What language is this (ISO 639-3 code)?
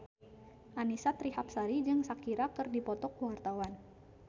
sun